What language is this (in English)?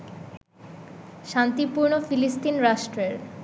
Bangla